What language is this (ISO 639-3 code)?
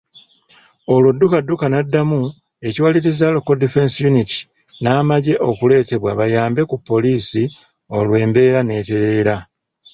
lug